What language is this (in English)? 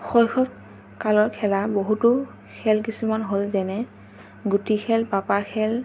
Assamese